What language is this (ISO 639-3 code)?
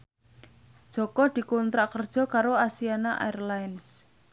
jav